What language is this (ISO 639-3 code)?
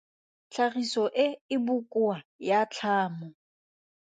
tsn